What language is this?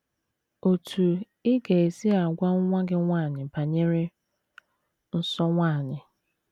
Igbo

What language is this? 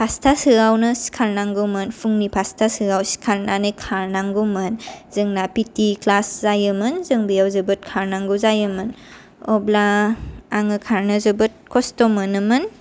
Bodo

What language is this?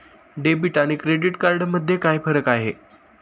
Marathi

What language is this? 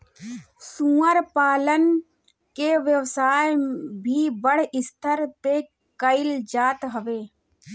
Bhojpuri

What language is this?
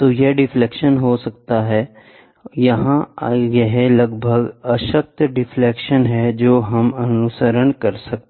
Hindi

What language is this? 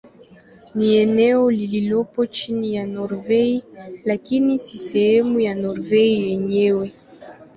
Swahili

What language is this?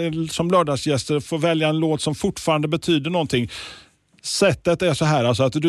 Swedish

